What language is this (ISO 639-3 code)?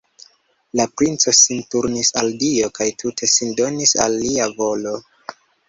epo